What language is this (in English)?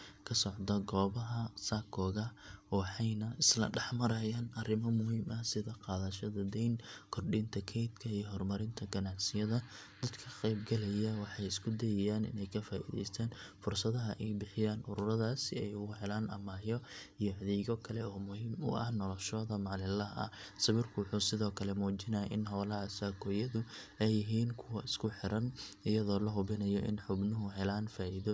Somali